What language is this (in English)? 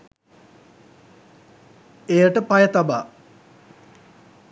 Sinhala